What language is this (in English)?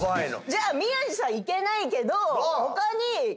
Japanese